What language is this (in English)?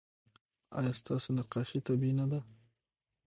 Pashto